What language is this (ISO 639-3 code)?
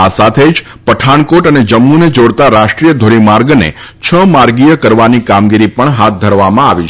guj